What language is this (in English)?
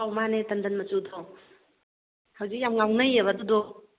Manipuri